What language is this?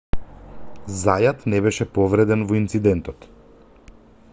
Macedonian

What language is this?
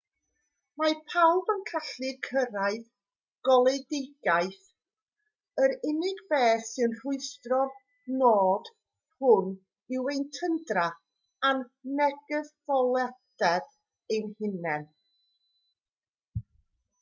Welsh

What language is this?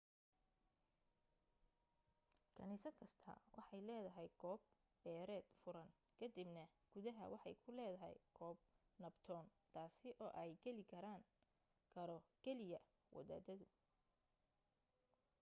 Somali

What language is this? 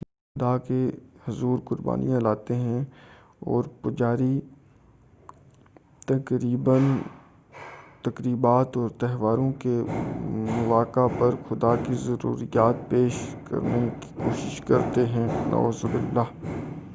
Urdu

